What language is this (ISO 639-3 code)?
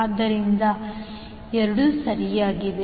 kan